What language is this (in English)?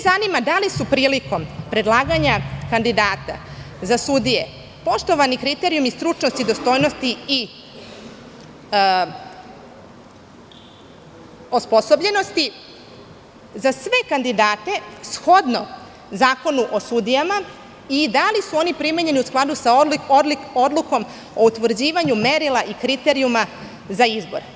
Serbian